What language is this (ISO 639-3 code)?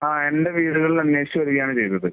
mal